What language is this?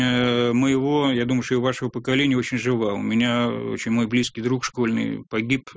Russian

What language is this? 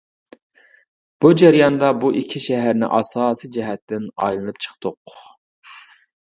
Uyghur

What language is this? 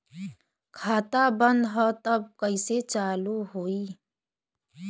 Bhojpuri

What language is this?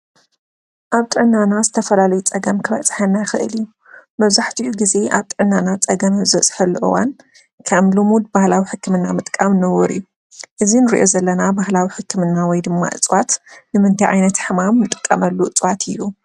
Tigrinya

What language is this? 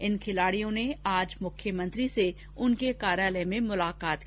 Hindi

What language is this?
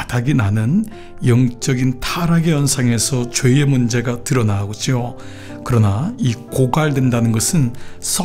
Korean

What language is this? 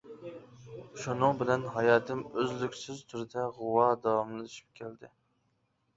Uyghur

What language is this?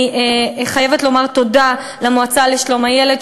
Hebrew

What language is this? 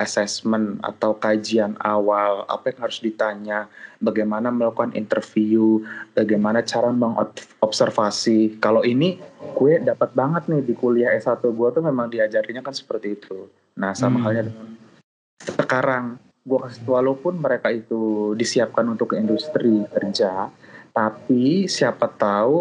Indonesian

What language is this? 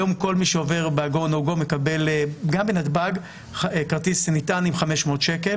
Hebrew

